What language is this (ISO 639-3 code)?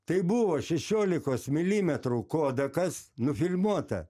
lit